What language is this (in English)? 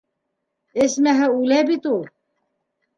Bashkir